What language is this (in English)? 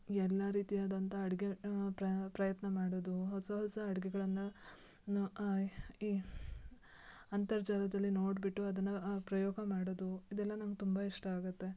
Kannada